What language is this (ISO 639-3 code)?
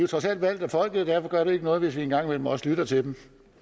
dan